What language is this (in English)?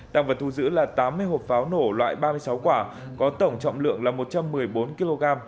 Vietnamese